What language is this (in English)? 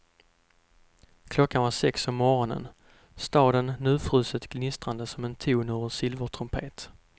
Swedish